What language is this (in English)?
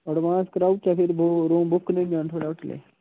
Dogri